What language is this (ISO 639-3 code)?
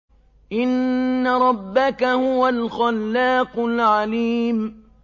ara